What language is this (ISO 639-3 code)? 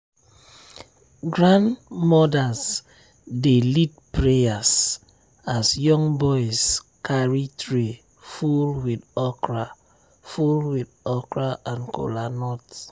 pcm